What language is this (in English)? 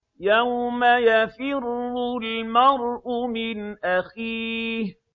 Arabic